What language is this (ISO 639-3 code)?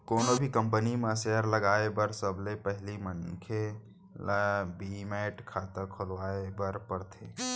hne